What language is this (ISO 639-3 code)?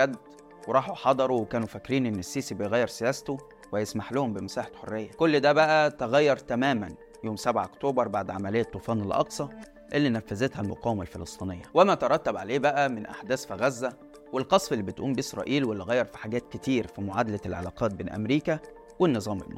ara